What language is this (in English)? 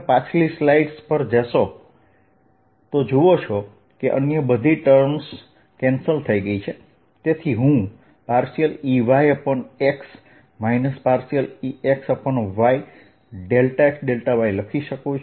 Gujarati